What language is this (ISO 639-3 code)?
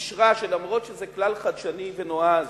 heb